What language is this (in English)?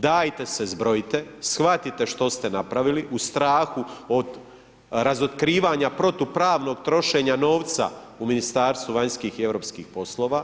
Croatian